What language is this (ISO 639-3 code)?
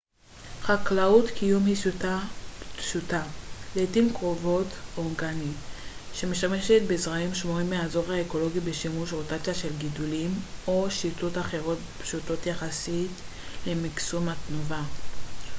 heb